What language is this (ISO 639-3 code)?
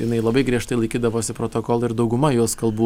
lit